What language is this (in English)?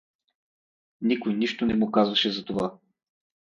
Bulgarian